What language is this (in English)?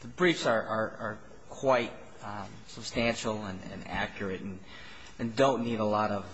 English